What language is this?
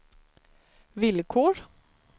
Swedish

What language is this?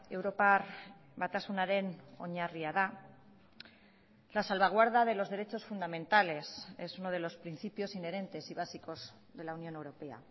Spanish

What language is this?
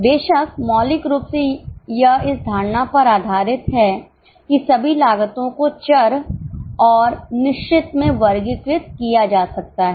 Hindi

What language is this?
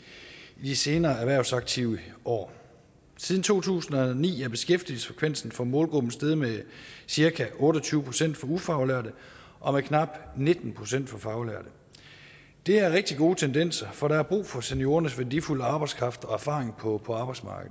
Danish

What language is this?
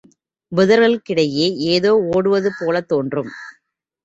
Tamil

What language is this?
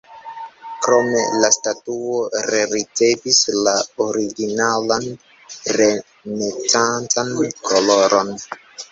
Esperanto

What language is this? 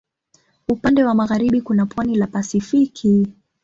Swahili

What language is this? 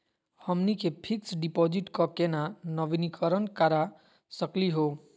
Magahi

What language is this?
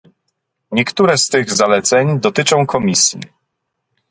Polish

